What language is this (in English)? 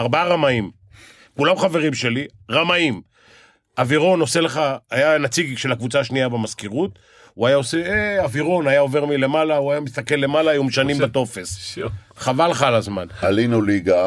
Hebrew